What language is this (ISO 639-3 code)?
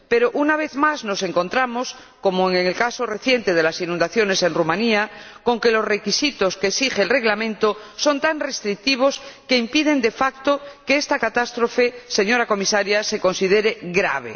spa